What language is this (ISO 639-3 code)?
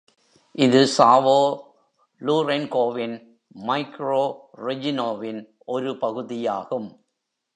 tam